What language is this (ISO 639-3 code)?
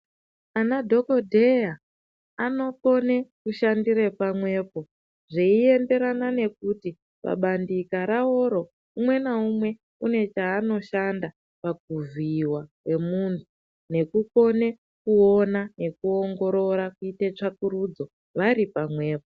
ndc